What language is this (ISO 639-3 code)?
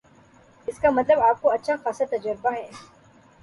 urd